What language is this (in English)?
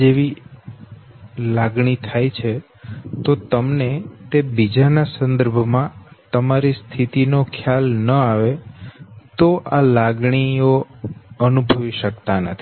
Gujarati